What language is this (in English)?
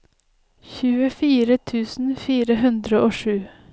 Norwegian